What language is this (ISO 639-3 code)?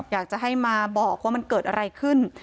tha